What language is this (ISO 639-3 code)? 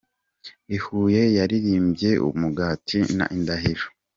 kin